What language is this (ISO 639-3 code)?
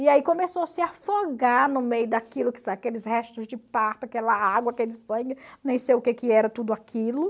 por